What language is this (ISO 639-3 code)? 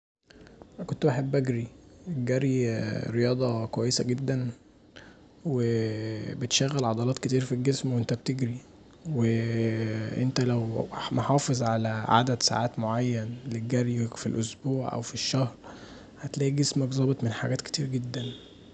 arz